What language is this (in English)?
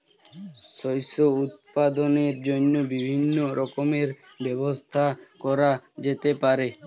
Bangla